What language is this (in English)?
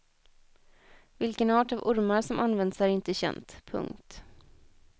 Swedish